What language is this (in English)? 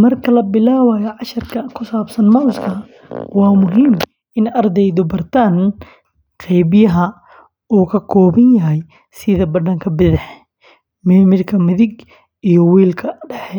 Somali